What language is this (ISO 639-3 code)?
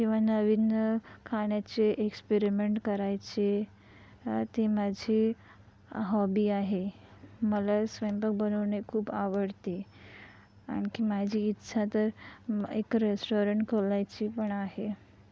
mar